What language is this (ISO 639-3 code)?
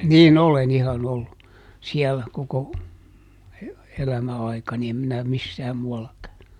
fin